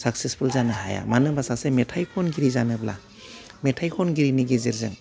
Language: Bodo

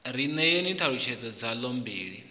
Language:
Venda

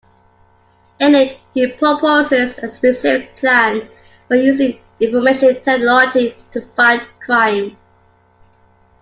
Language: English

